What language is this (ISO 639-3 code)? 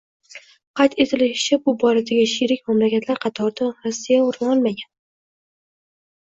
uzb